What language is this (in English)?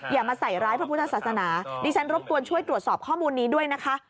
Thai